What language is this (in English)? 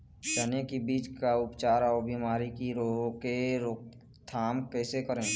Chhattisgarhi